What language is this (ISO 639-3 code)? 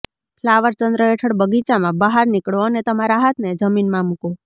guj